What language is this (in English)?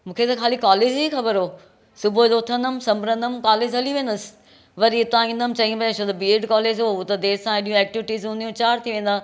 Sindhi